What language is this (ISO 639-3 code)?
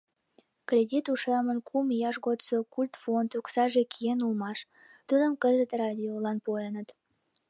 chm